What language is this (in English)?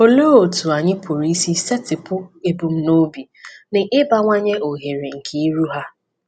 Igbo